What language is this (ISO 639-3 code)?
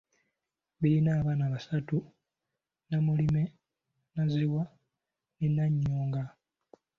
lug